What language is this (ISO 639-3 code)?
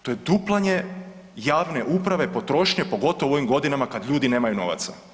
hrv